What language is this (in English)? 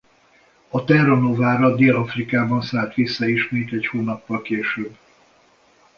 Hungarian